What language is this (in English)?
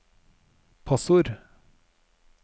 Norwegian